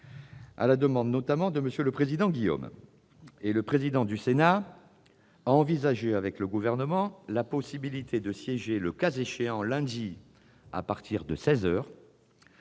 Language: French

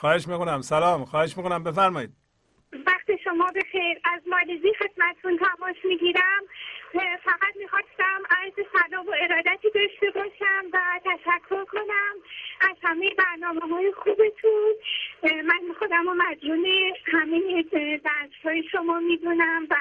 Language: Persian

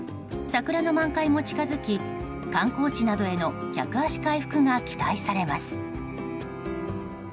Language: Japanese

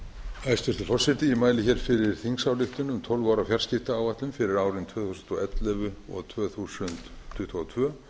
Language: Icelandic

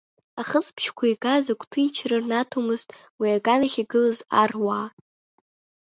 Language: Abkhazian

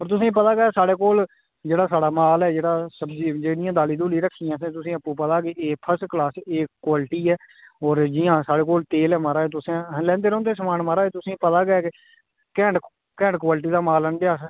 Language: Dogri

